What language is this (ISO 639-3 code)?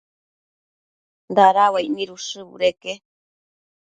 mcf